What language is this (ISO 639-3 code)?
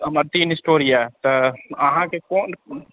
mai